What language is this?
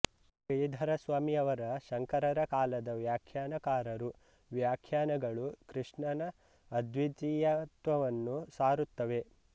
Kannada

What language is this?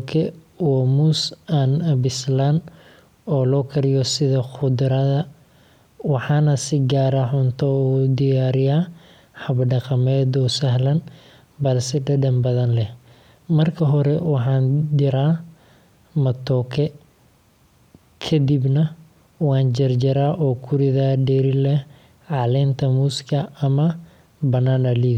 Somali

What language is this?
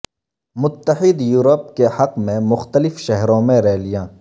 Urdu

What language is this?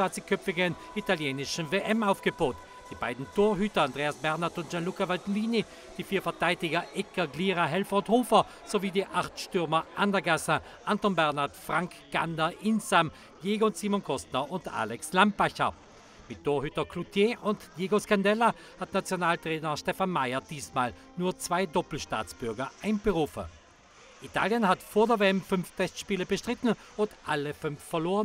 German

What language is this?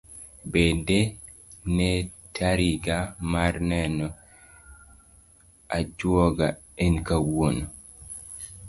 Luo (Kenya and Tanzania)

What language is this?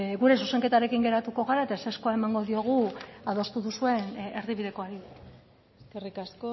Basque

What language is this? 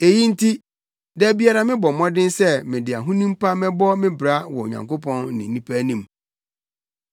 Akan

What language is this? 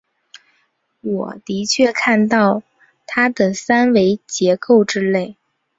Chinese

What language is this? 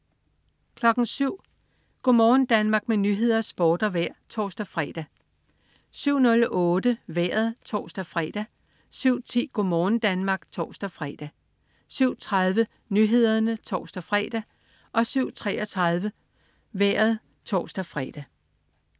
Danish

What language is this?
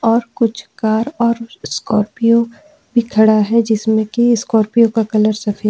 Hindi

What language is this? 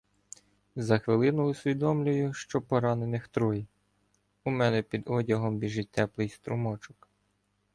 Ukrainian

